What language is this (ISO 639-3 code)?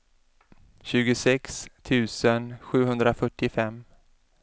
swe